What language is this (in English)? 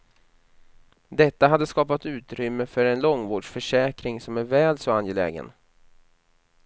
Swedish